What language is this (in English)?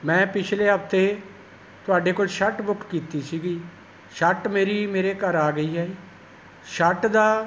Punjabi